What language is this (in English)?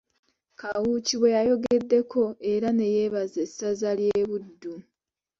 Ganda